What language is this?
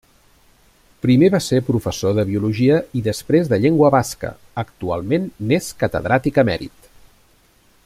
Catalan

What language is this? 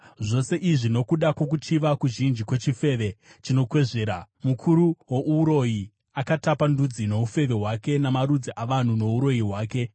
Shona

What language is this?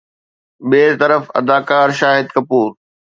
Sindhi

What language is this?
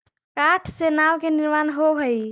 Magahi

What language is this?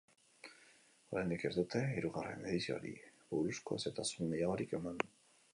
Basque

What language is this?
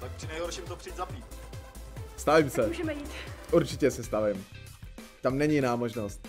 Czech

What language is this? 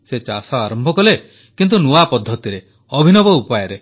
Odia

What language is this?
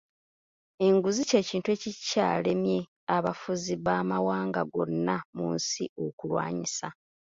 Ganda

